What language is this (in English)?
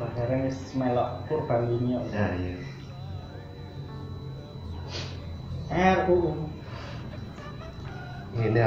Indonesian